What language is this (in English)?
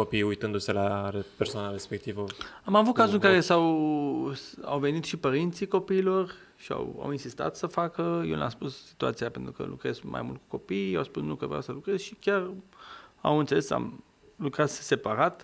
Romanian